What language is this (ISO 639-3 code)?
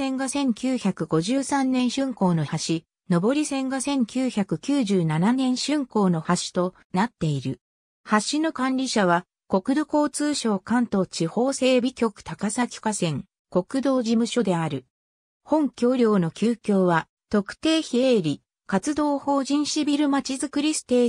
jpn